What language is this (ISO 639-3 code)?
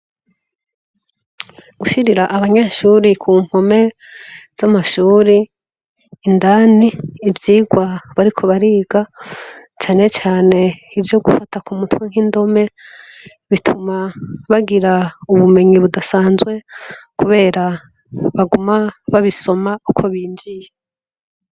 run